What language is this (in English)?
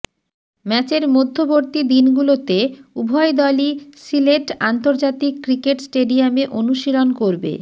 Bangla